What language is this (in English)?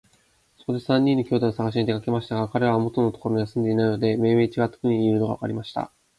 Japanese